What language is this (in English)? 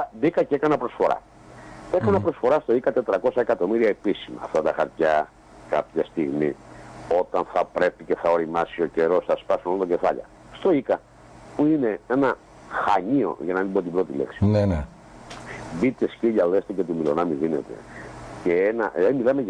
Greek